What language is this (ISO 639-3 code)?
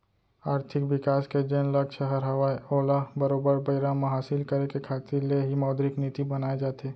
hne